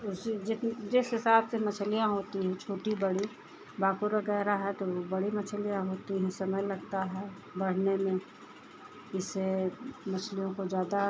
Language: Hindi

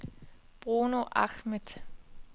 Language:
Danish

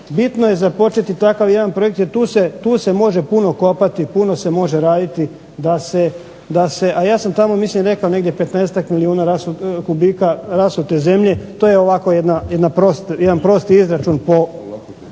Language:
Croatian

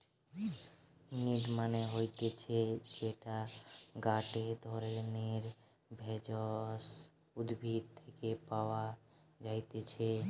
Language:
Bangla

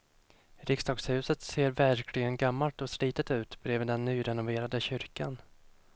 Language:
Swedish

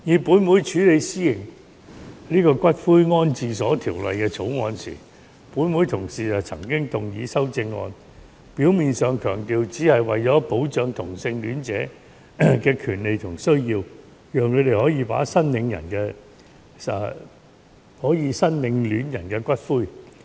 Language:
Cantonese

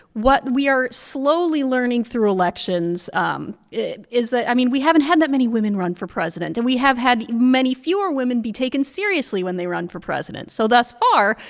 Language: English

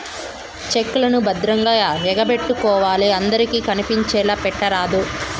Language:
Telugu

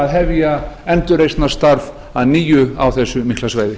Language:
Icelandic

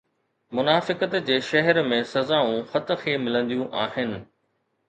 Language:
Sindhi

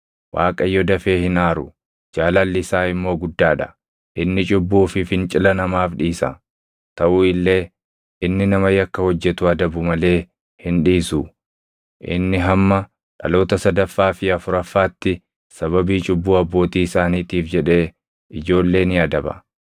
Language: Oromo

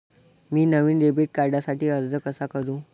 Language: Marathi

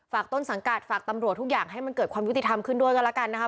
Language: Thai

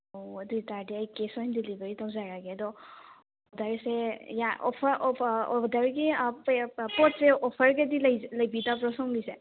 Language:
Manipuri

